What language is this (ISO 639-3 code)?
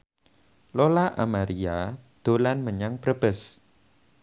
jav